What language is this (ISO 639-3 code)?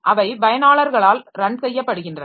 tam